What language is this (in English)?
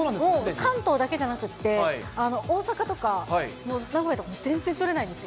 Japanese